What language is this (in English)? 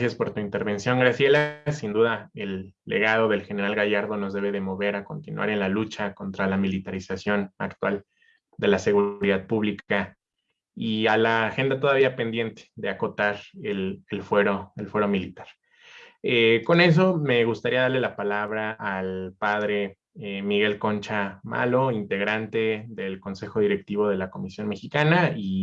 Spanish